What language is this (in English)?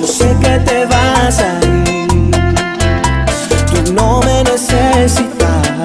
Spanish